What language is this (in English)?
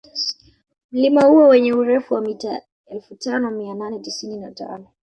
Swahili